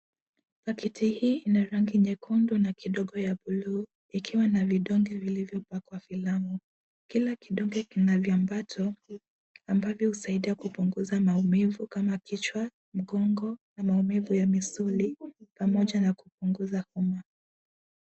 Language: Swahili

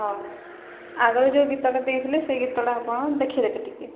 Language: Odia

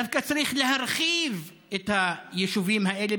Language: Hebrew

